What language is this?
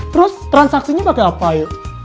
Indonesian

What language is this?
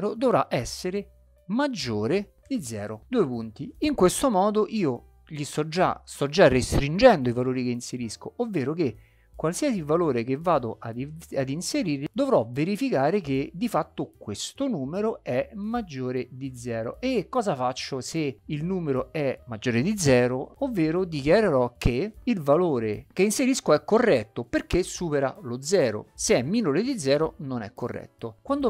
Italian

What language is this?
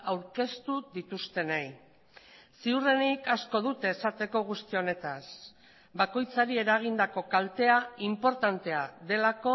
Basque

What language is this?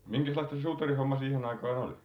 Finnish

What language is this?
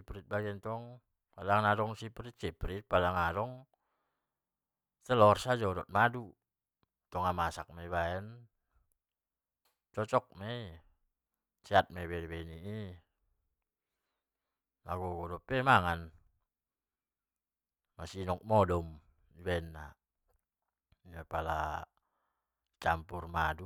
Batak Mandailing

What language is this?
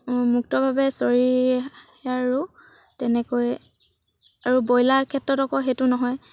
Assamese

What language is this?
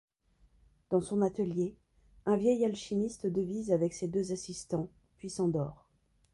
French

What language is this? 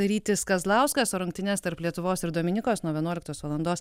Lithuanian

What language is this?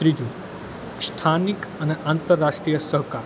Gujarati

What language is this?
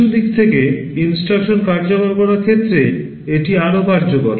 Bangla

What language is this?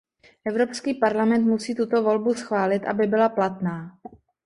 Czech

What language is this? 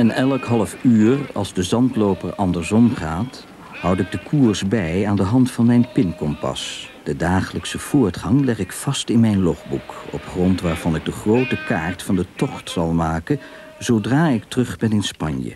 Dutch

